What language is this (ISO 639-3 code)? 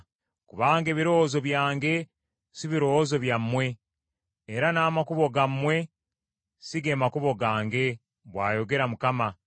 lug